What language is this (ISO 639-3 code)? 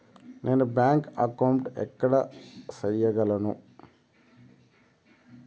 tel